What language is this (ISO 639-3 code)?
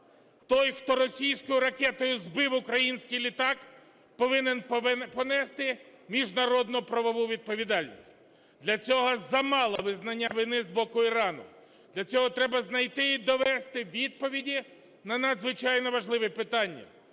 ukr